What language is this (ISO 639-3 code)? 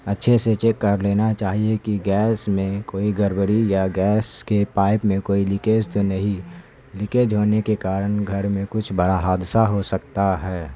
urd